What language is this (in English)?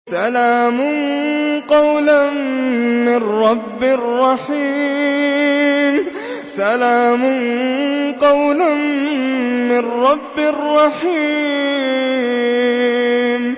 Arabic